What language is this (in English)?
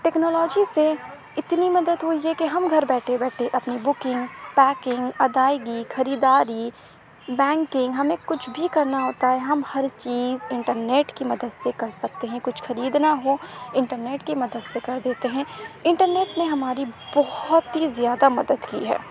Urdu